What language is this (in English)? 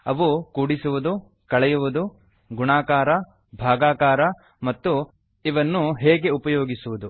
Kannada